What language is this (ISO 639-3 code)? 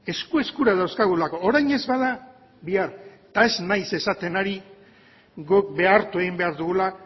eus